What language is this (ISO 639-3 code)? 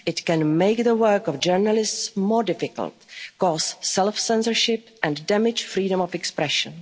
eng